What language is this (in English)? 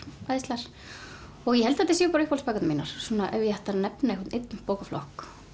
Icelandic